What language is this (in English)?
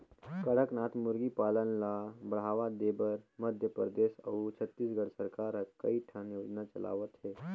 Chhattisgarhi